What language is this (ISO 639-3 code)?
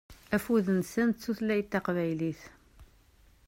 kab